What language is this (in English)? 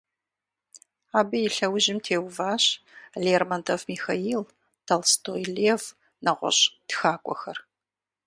Kabardian